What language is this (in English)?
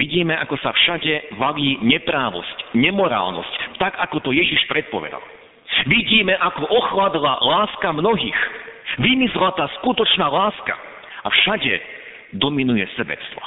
Slovak